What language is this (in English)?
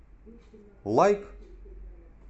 Russian